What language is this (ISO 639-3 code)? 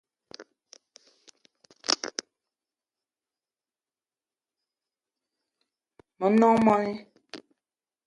eto